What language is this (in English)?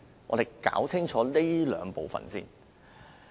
Cantonese